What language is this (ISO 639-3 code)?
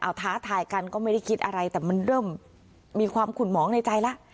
tha